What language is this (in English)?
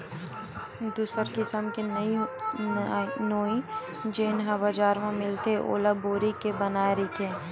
Chhattisgarhi